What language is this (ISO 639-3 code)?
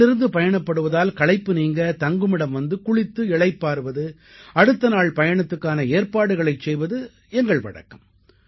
tam